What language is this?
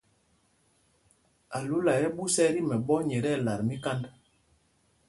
Mpumpong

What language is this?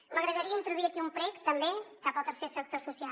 Catalan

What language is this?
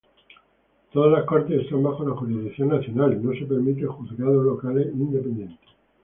Spanish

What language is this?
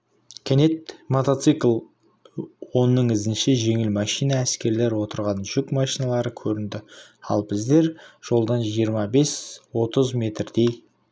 Kazakh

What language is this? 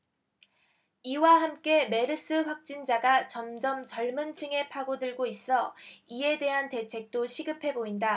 Korean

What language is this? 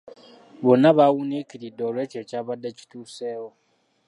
Ganda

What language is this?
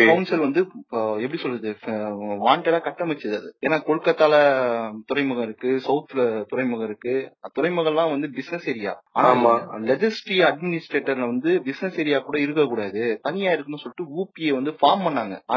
Tamil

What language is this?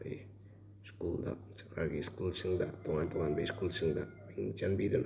Manipuri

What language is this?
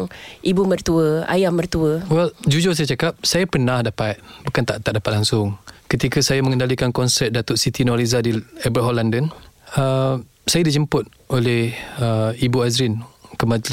Malay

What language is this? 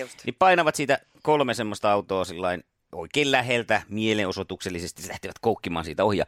Finnish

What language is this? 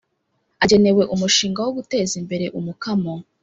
Kinyarwanda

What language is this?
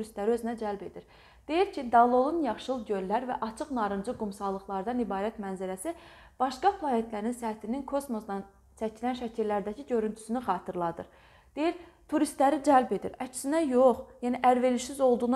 Turkish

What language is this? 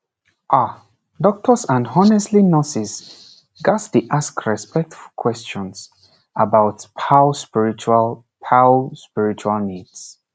Nigerian Pidgin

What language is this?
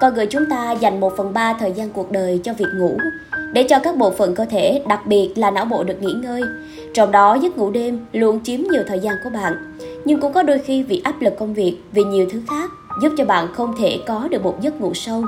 Vietnamese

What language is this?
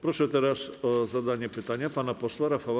Polish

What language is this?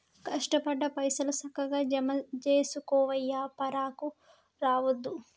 Telugu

